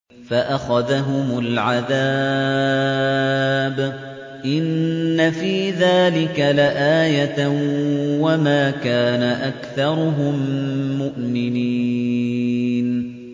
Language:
Arabic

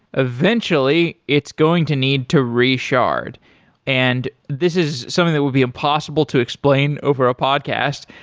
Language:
English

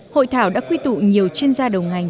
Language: Vietnamese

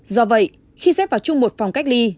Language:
Vietnamese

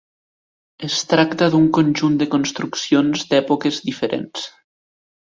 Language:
Catalan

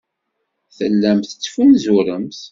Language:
Kabyle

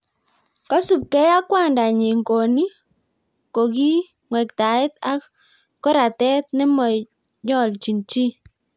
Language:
Kalenjin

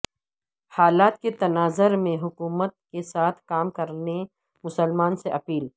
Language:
Urdu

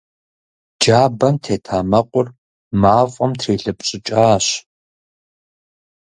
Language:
Kabardian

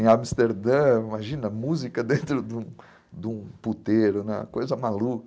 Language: Portuguese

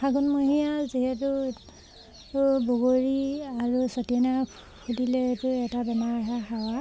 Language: Assamese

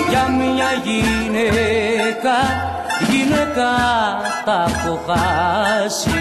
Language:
Greek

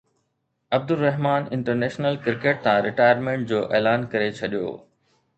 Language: Sindhi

